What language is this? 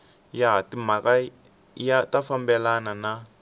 Tsonga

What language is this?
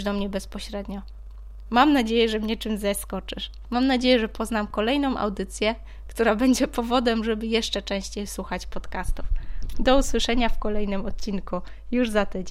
Polish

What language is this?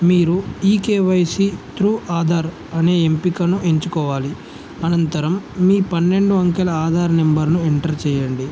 Telugu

